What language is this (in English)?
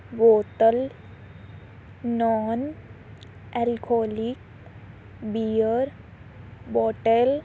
Punjabi